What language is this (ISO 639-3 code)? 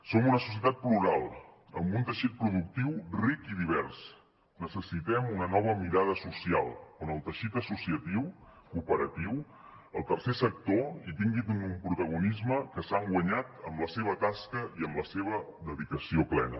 cat